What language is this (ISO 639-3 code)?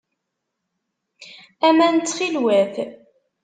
kab